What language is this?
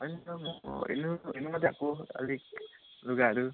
Nepali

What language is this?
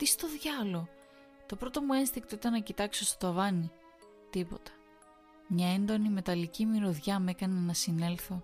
Greek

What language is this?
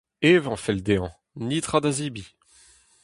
Breton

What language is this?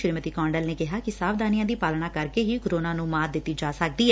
Punjabi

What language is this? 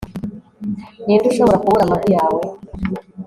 Kinyarwanda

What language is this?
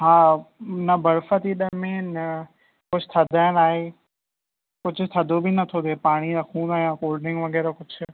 Sindhi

